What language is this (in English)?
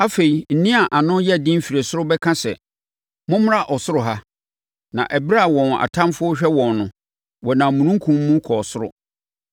Akan